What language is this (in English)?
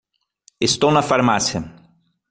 Portuguese